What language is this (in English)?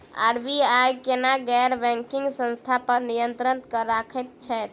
Maithili